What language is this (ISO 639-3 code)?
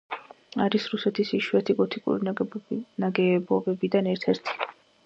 kat